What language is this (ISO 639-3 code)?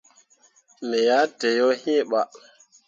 mua